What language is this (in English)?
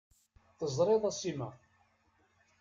Kabyle